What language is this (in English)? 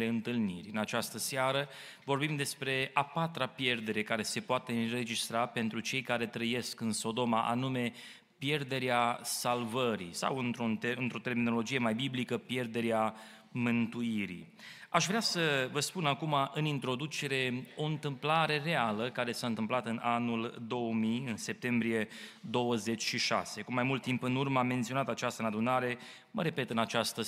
Romanian